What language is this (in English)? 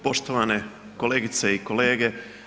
Croatian